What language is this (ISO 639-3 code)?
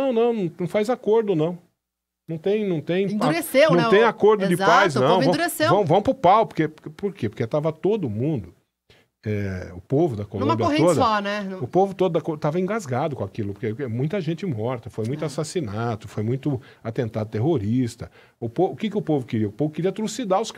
por